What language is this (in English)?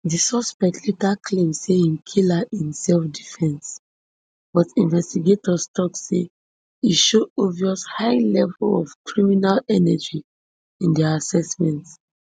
Nigerian Pidgin